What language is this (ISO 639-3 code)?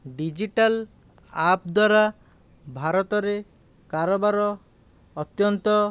ori